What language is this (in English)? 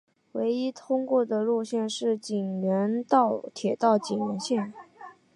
Chinese